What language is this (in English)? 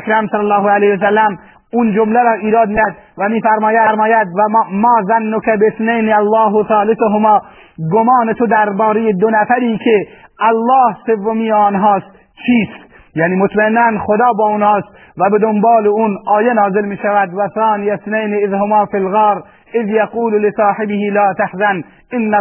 Persian